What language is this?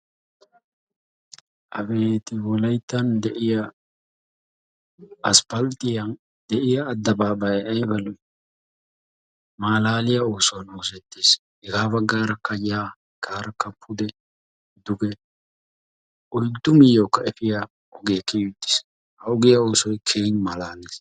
Wolaytta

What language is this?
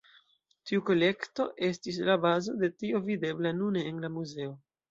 Esperanto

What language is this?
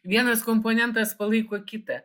Lithuanian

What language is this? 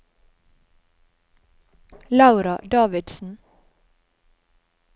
Norwegian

